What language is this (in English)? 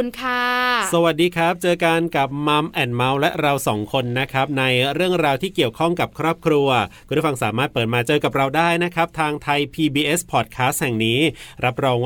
Thai